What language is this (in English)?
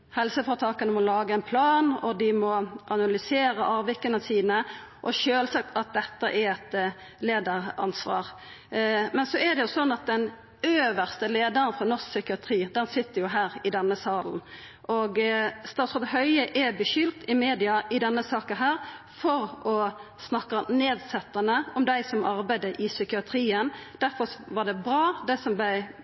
Norwegian Nynorsk